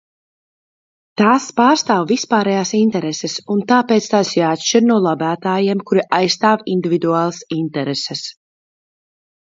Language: Latvian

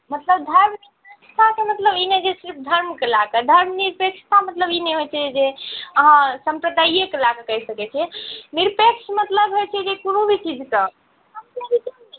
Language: Maithili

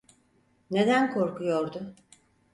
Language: Turkish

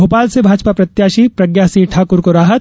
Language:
Hindi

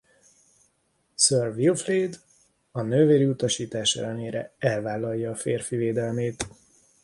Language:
Hungarian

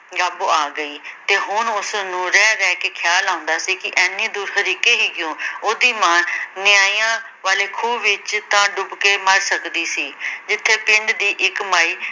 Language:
Punjabi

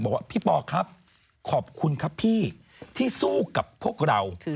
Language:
Thai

